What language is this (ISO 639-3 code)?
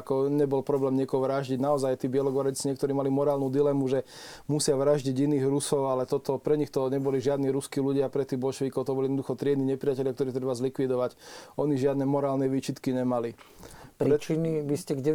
slk